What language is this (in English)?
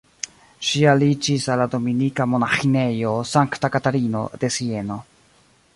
Esperanto